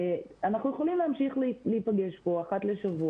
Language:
Hebrew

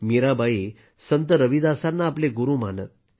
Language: Marathi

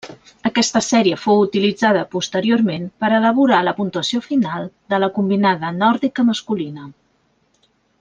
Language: Catalan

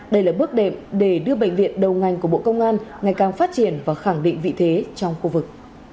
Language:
Vietnamese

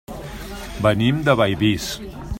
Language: Catalan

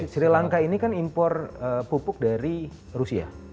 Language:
Indonesian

